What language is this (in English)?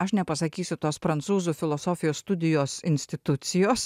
Lithuanian